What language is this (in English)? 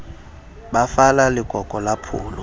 Southern Sotho